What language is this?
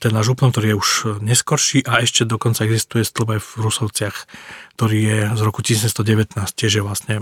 Slovak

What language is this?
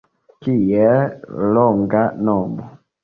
Esperanto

